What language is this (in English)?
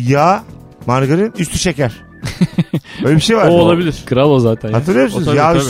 Turkish